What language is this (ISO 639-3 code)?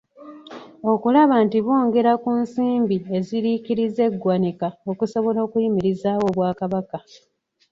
lug